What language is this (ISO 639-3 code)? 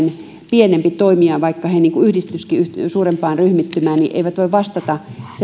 fin